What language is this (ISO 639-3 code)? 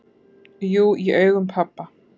isl